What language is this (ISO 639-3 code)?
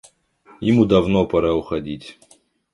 rus